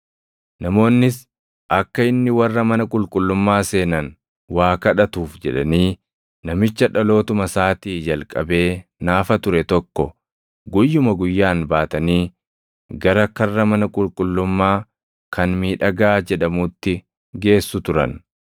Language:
Oromo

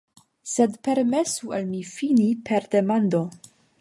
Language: Esperanto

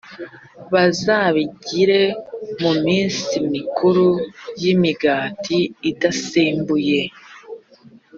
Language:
Kinyarwanda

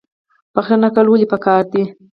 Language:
Pashto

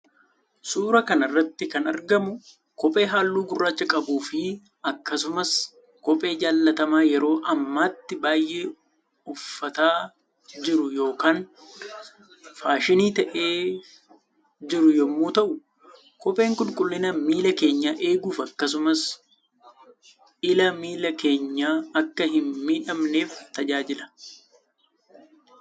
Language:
Oromo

